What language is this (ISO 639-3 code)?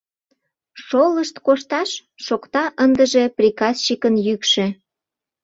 chm